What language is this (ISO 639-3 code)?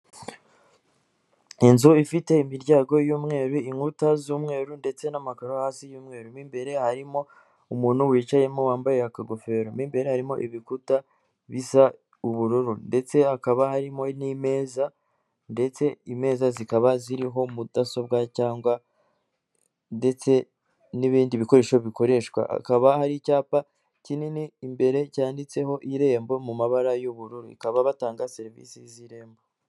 kin